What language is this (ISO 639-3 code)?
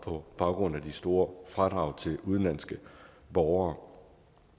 dan